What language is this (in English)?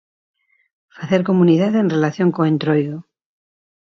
Galician